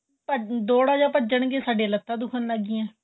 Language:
Punjabi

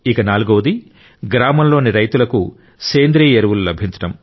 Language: Telugu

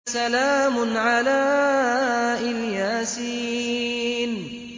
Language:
Arabic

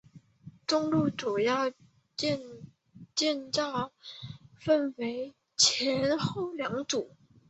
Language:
Chinese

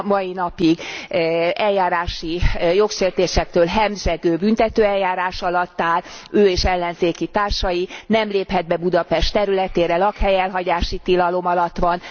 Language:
Hungarian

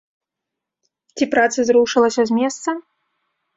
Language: Belarusian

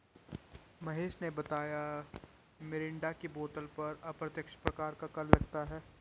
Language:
Hindi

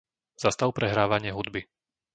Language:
Slovak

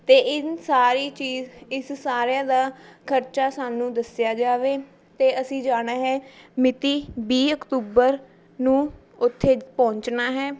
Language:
Punjabi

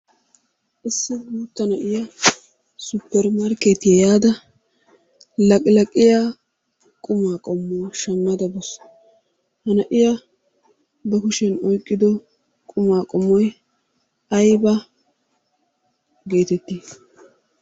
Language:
Wolaytta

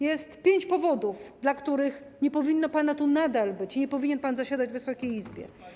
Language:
Polish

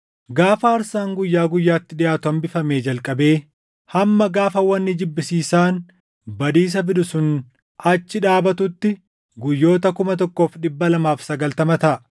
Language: Oromo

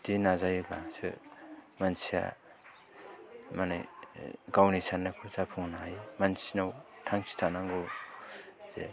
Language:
Bodo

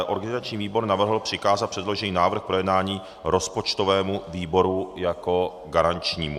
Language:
Czech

